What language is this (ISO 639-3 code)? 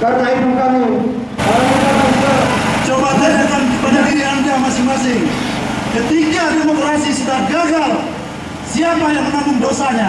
ind